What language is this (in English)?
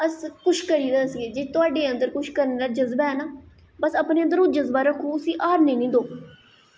Dogri